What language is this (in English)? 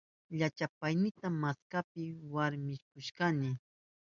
Southern Pastaza Quechua